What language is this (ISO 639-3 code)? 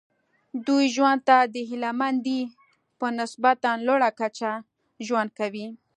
pus